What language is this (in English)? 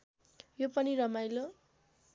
Nepali